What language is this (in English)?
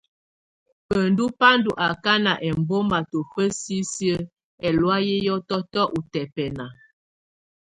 Tunen